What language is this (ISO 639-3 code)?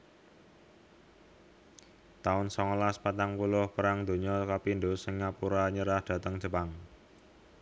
jav